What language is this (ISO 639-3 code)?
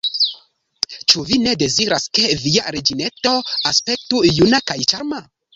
epo